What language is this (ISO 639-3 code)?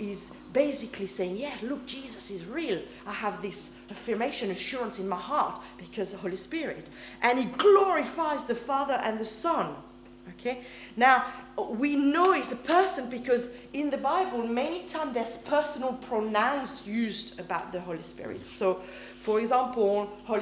eng